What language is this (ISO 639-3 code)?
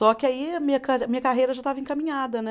por